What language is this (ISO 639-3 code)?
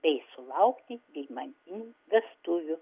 lit